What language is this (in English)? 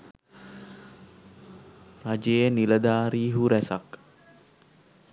Sinhala